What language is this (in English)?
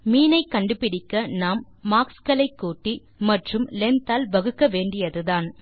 Tamil